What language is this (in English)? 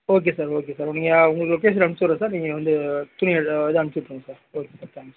Tamil